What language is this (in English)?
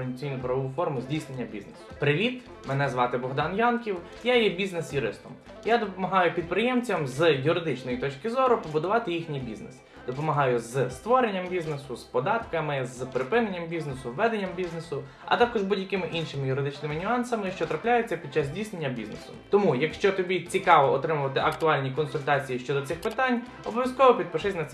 Ukrainian